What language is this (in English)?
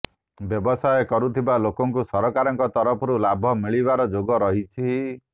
Odia